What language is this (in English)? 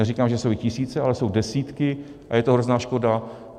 Czech